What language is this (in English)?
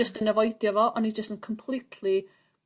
Welsh